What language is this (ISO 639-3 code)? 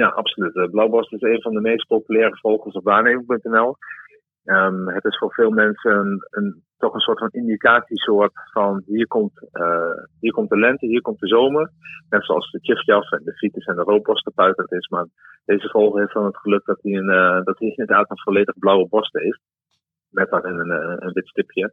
nld